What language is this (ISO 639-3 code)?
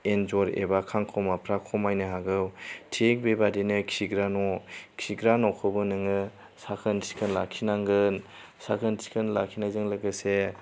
brx